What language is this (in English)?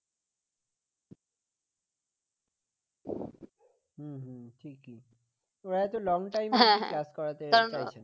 Bangla